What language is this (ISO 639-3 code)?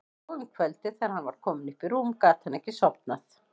isl